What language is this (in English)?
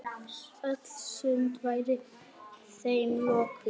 Icelandic